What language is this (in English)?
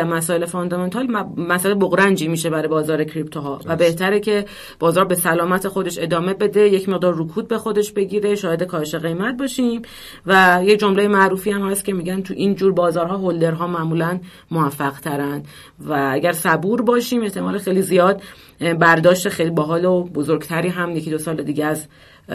Persian